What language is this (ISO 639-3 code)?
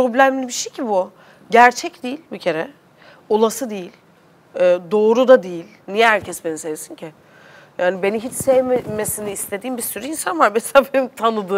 tur